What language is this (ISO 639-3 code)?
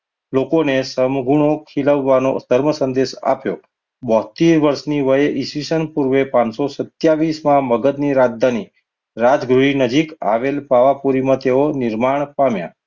guj